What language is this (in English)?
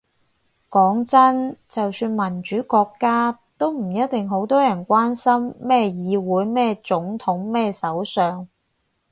Cantonese